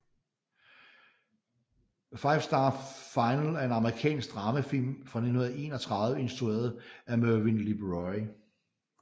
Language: Danish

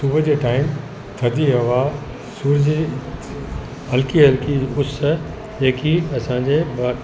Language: Sindhi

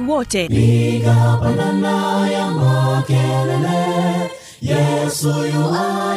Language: Swahili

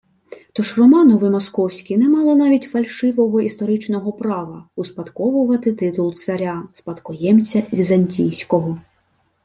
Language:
Ukrainian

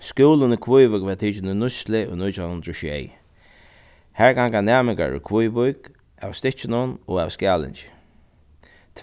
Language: Faroese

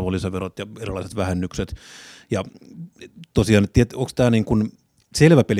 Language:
Finnish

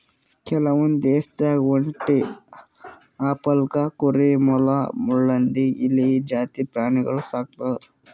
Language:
Kannada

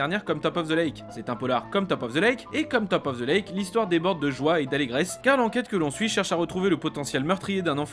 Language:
French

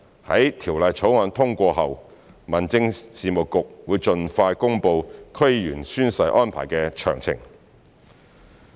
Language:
Cantonese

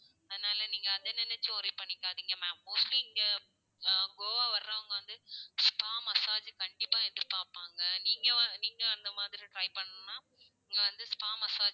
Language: Tamil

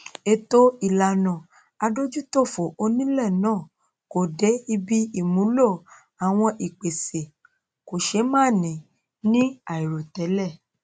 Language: Yoruba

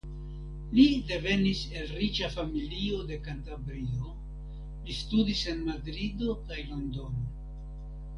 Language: Esperanto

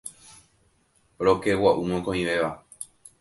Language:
Guarani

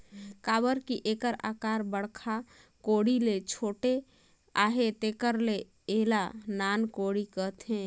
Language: Chhattisgarhi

